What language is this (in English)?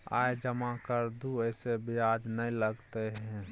Maithili